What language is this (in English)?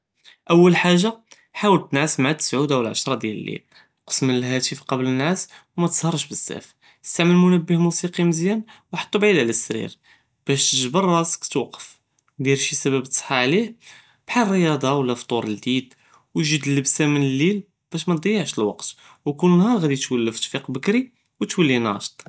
Judeo-Arabic